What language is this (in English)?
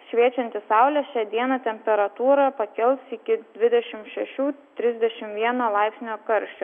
Lithuanian